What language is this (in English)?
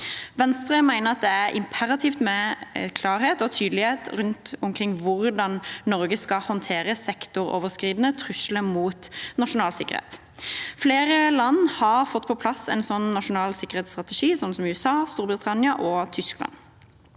Norwegian